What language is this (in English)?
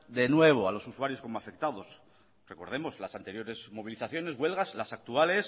Spanish